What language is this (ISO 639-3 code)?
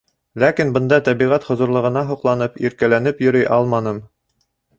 bak